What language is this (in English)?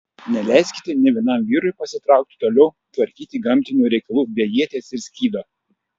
Lithuanian